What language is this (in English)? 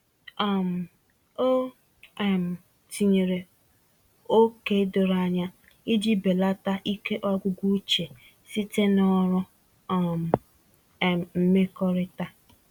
Igbo